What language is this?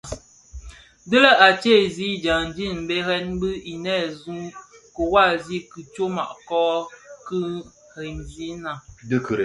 Bafia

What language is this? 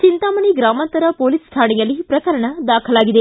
Kannada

